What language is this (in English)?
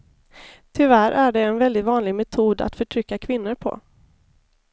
Swedish